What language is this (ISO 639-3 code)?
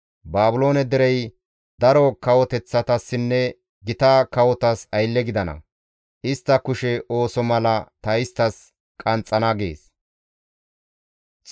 gmv